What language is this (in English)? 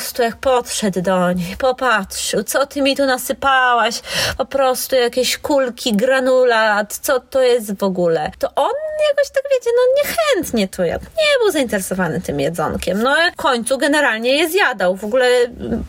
Polish